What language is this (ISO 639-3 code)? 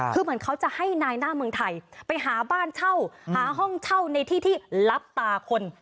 tha